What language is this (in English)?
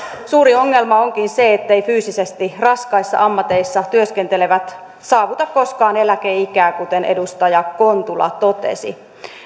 Finnish